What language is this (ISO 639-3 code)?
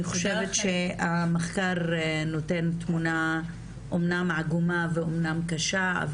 heb